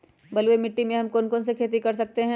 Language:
Magahi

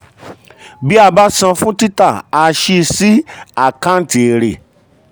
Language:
Yoruba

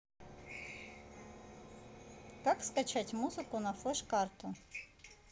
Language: Russian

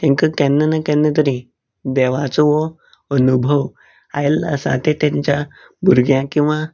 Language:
Konkani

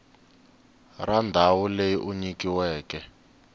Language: Tsonga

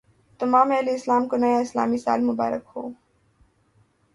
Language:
Urdu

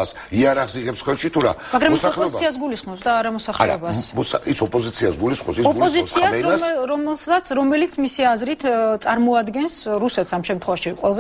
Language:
Romanian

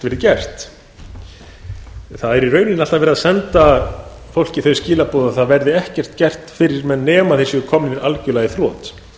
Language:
Icelandic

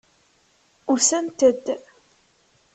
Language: Kabyle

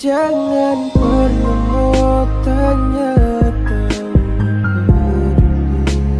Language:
Indonesian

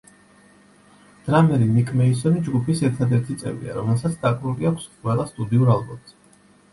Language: Georgian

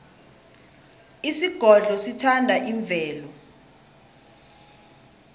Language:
South Ndebele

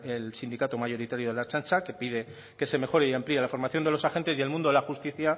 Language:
Spanish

